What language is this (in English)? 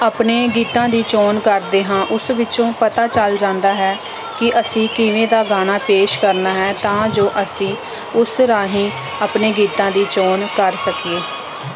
Punjabi